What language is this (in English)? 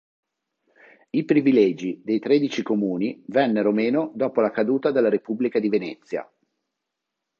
Italian